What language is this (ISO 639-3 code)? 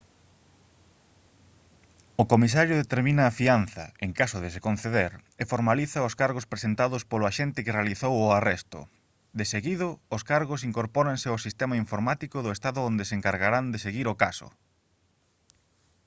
glg